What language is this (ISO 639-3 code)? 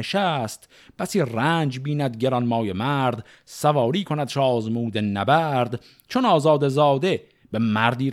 fas